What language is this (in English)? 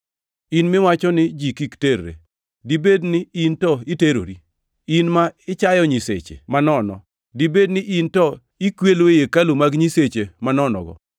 Luo (Kenya and Tanzania)